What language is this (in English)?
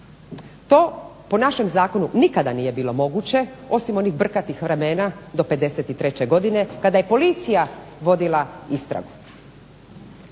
Croatian